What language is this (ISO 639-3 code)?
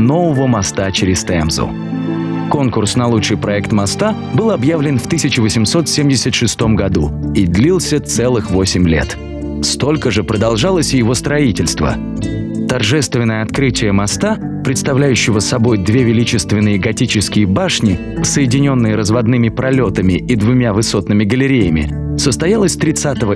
rus